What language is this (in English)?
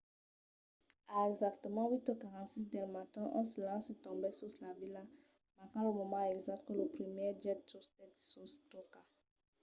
Occitan